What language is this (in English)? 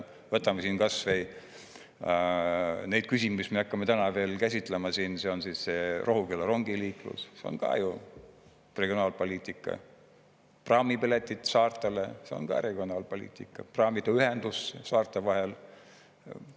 Estonian